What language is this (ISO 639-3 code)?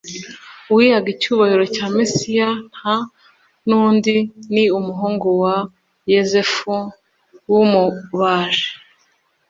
kin